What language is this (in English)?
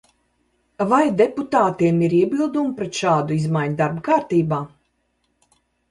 Latvian